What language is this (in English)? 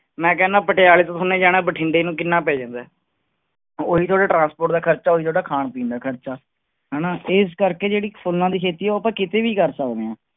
Punjabi